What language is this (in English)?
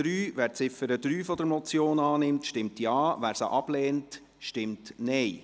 Swiss German